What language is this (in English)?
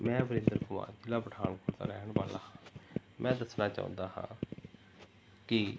Punjabi